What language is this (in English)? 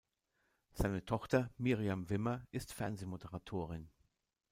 German